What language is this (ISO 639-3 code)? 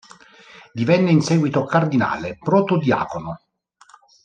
ita